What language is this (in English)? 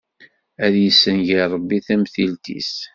Kabyle